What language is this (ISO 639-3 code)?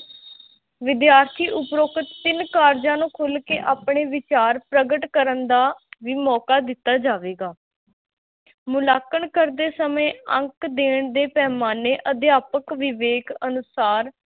pan